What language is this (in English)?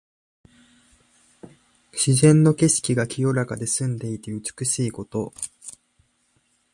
Japanese